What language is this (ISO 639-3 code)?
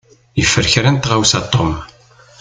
kab